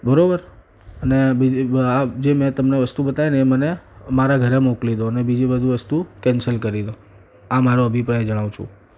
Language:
Gujarati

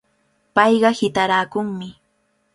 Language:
Cajatambo North Lima Quechua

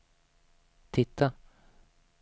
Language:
Swedish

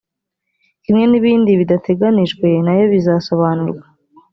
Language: Kinyarwanda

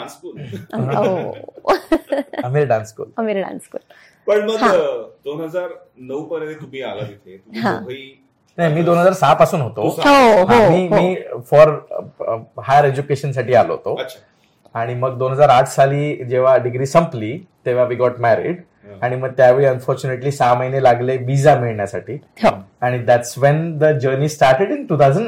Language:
Marathi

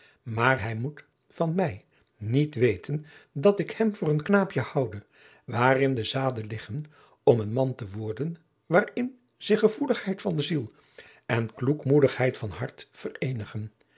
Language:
Dutch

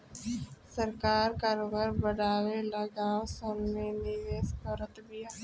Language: Bhojpuri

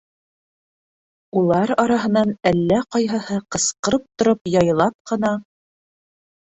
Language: Bashkir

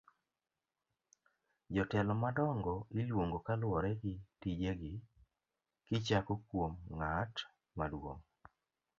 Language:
Luo (Kenya and Tanzania)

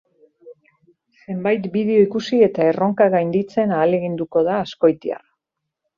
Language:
Basque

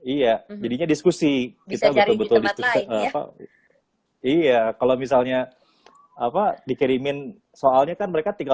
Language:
Indonesian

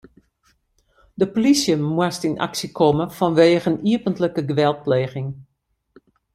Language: Western Frisian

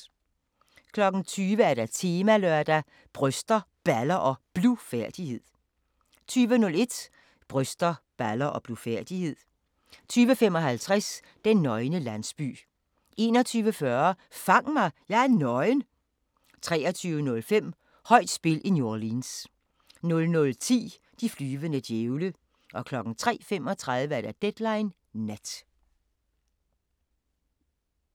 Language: Danish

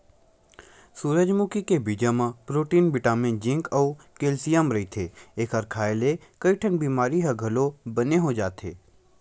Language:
Chhattisgarhi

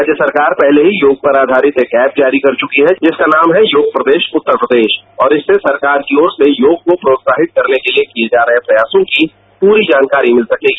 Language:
Hindi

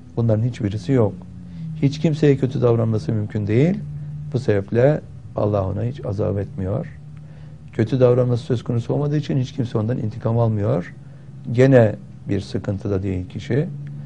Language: Turkish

